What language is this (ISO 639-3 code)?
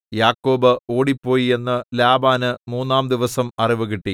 mal